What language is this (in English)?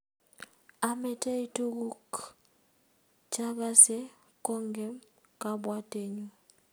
Kalenjin